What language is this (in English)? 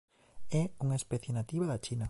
Galician